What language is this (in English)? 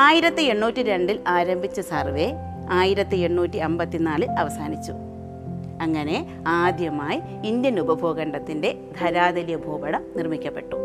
Malayalam